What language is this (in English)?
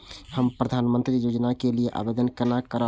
Maithili